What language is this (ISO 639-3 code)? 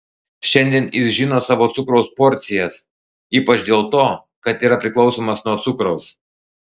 lit